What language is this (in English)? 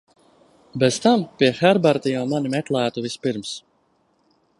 Latvian